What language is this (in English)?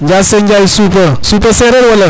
Serer